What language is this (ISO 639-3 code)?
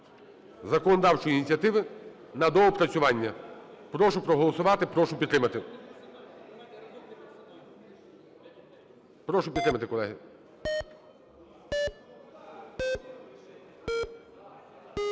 ukr